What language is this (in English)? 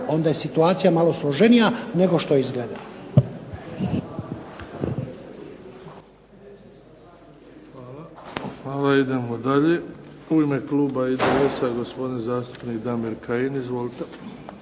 Croatian